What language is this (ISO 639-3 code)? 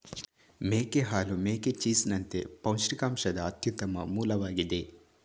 kan